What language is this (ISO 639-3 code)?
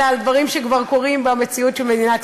heb